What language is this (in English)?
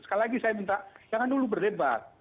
Indonesian